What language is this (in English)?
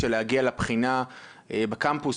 Hebrew